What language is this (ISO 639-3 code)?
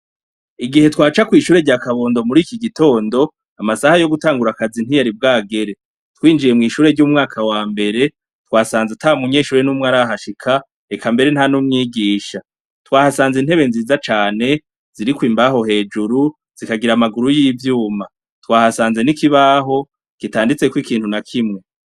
run